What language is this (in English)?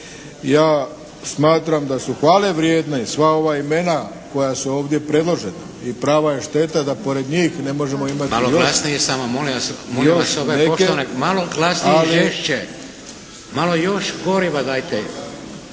Croatian